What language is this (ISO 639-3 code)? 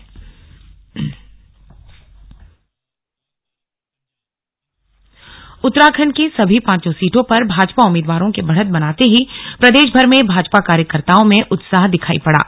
hin